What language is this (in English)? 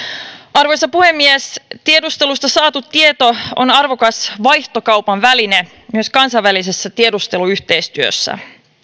Finnish